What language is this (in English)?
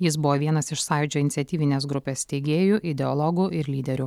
Lithuanian